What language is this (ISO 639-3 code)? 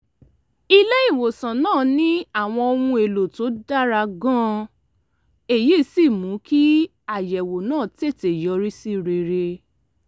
yor